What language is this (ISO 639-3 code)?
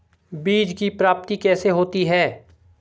hin